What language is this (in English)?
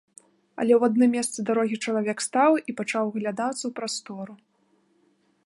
Belarusian